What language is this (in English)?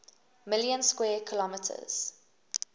English